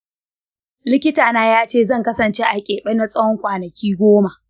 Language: Hausa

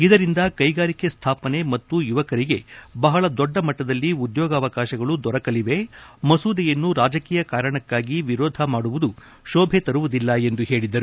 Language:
Kannada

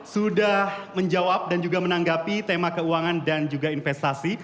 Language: Indonesian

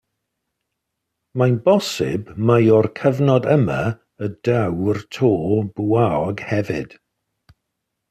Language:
Welsh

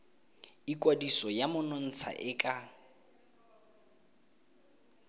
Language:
Tswana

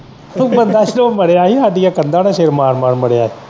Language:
Punjabi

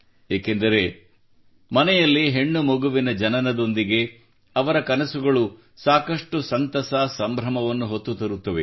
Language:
Kannada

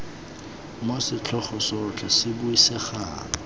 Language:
Tswana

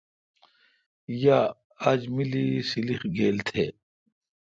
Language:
Kalkoti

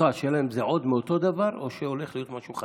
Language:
Hebrew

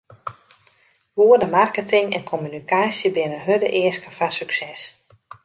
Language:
Western Frisian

